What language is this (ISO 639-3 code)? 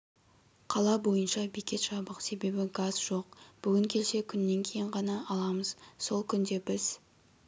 kaz